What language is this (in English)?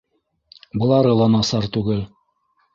Bashkir